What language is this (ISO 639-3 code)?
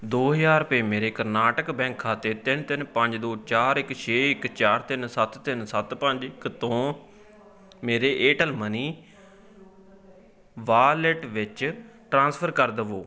pan